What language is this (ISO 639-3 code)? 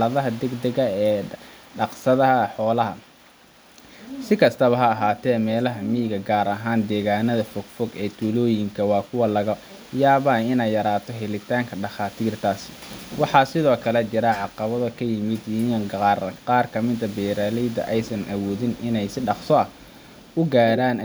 som